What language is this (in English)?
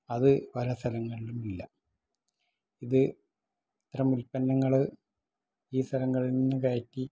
Malayalam